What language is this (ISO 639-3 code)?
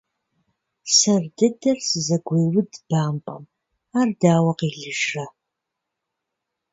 kbd